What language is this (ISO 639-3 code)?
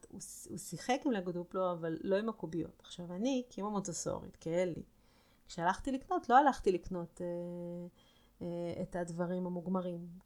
heb